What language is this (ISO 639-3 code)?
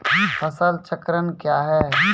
mai